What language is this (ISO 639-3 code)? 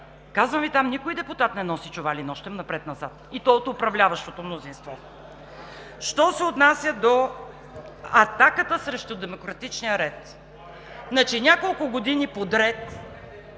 bul